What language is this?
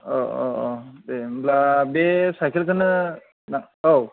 Bodo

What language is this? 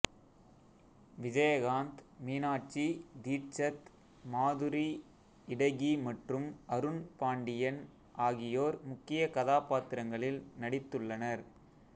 Tamil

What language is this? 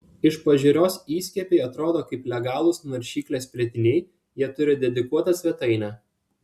Lithuanian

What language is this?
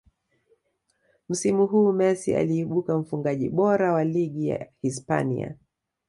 Swahili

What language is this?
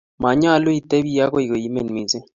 Kalenjin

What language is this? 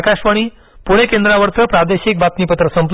Marathi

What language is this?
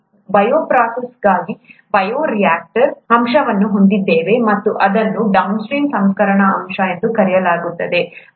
Kannada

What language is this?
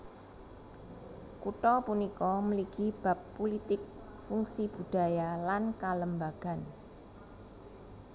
Javanese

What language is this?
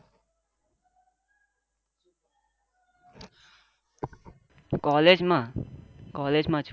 Gujarati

